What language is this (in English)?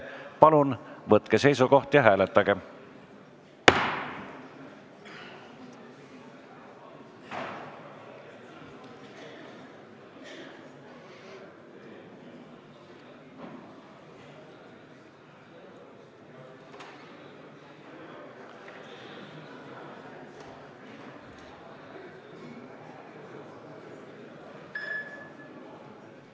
Estonian